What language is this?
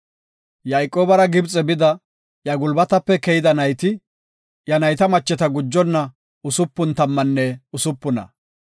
Gofa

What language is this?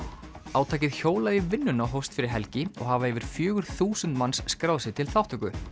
Icelandic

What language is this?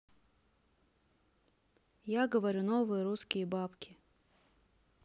Russian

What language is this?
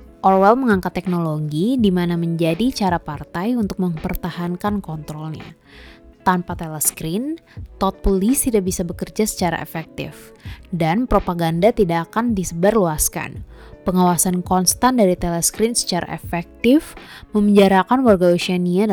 Indonesian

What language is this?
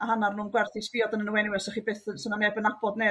Welsh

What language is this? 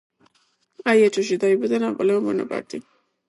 Georgian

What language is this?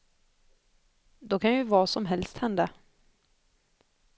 Swedish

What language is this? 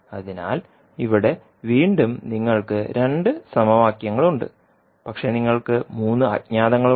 Malayalam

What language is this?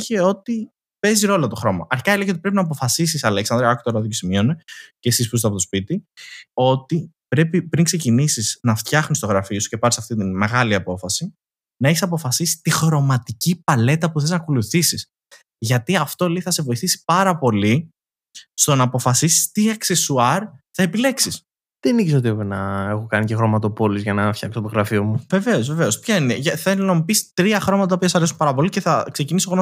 Greek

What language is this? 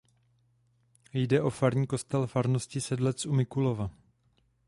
Czech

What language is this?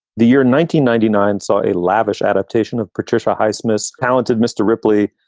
English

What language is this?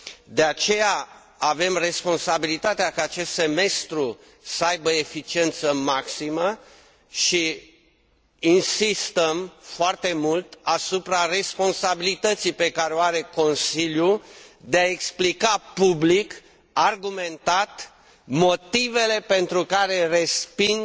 Romanian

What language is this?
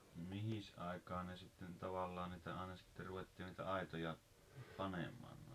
Finnish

